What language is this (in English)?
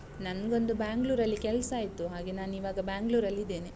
Kannada